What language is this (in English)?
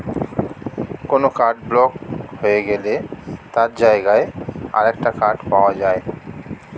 Bangla